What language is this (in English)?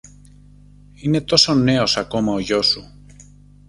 Greek